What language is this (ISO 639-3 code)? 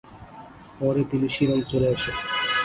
ben